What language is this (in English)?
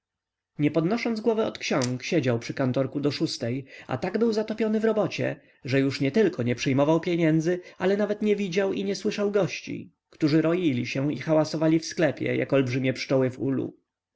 Polish